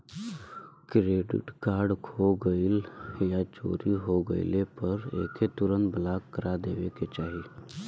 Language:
Bhojpuri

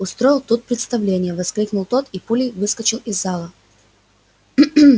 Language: Russian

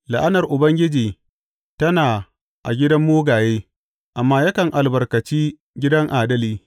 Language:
Hausa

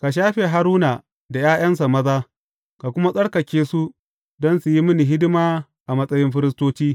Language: Hausa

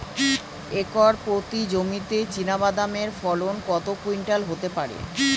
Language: Bangla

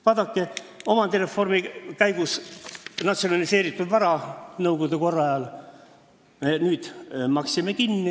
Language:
Estonian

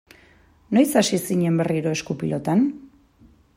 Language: Basque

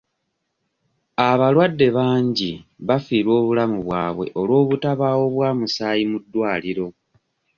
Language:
Ganda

